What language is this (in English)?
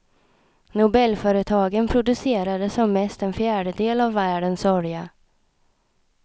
Swedish